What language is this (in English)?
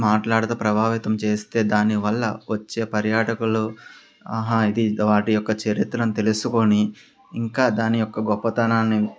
Telugu